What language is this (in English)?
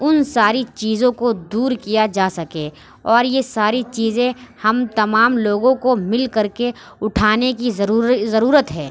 Urdu